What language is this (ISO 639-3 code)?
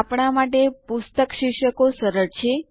guj